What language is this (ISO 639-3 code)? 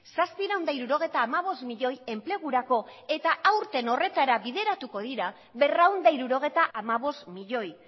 eus